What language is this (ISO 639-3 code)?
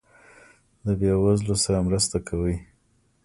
pus